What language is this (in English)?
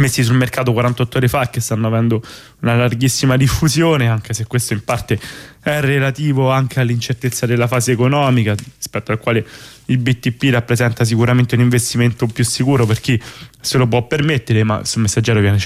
Italian